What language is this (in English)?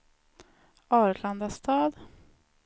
Swedish